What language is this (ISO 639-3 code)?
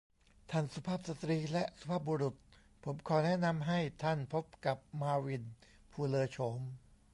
tha